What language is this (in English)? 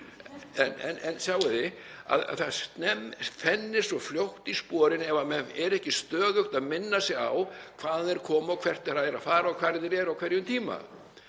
Icelandic